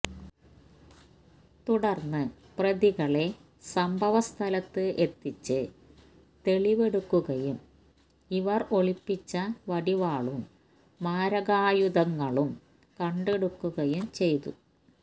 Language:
Malayalam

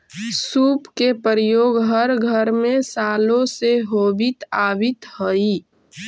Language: Magahi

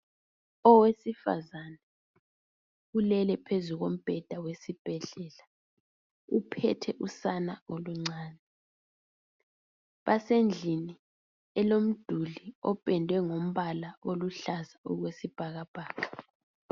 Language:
North Ndebele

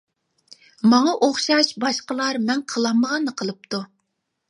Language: Uyghur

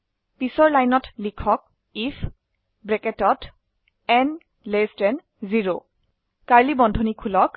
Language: Assamese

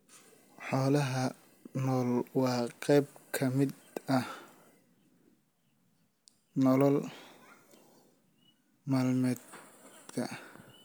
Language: Somali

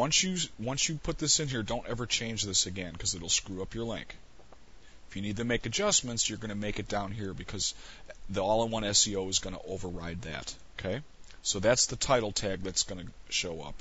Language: English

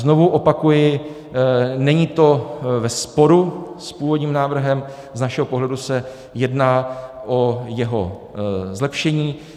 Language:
Czech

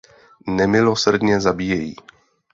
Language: Czech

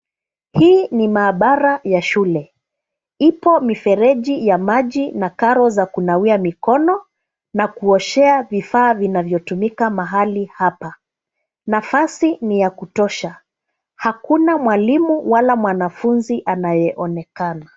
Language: Swahili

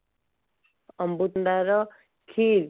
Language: Odia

